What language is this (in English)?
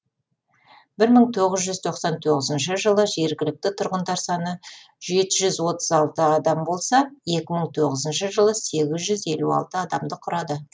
Kazakh